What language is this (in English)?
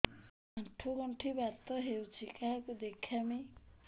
Odia